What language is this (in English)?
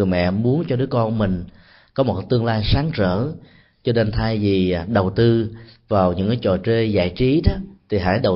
Vietnamese